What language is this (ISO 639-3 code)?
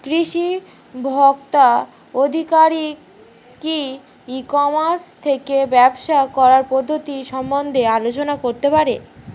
ben